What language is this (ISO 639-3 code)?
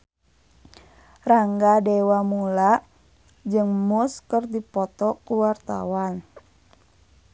sun